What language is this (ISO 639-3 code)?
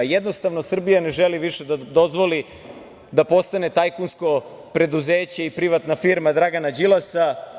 srp